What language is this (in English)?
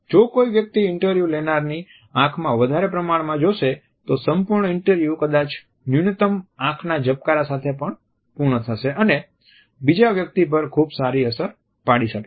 Gujarati